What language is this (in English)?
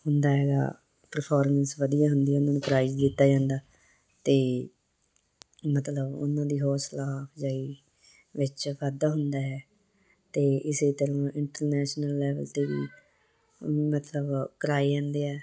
Punjabi